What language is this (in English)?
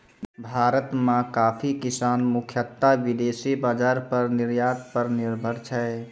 Maithili